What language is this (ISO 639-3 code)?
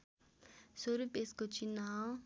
nep